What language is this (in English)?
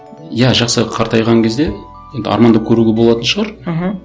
Kazakh